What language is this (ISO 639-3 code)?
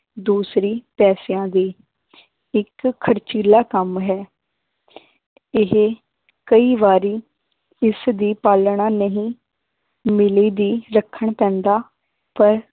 pan